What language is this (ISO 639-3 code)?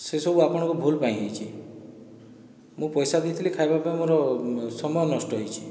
ori